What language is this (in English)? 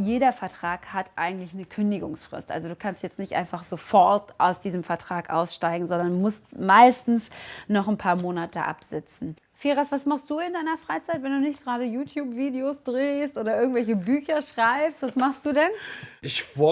German